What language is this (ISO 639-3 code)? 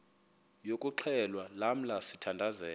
xho